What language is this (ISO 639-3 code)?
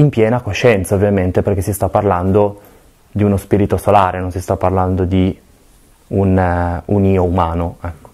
ita